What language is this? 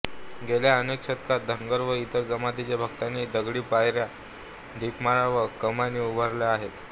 Marathi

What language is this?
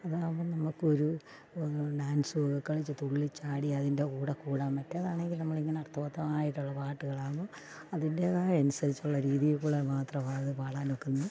Malayalam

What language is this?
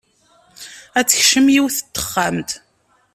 Kabyle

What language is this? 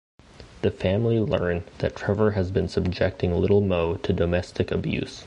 English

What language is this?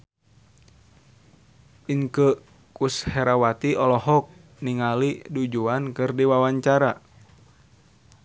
Sundanese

